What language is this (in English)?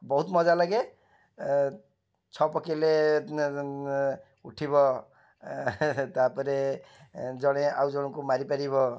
Odia